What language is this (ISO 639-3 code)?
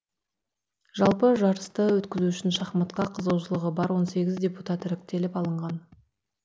kaz